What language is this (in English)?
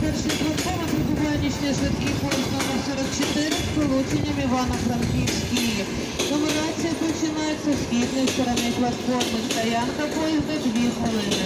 Russian